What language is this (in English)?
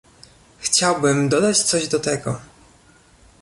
Polish